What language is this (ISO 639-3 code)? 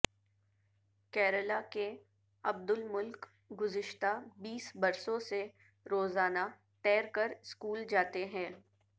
urd